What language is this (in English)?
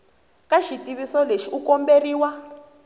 Tsonga